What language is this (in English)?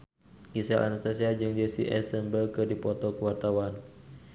Sundanese